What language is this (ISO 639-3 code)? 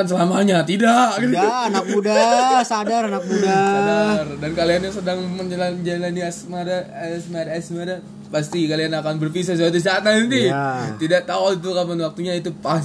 ind